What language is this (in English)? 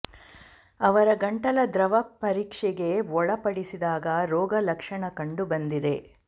Kannada